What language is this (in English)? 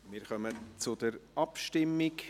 Swiss German